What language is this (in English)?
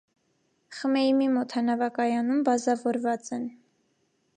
Armenian